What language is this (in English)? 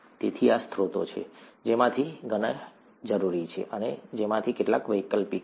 Gujarati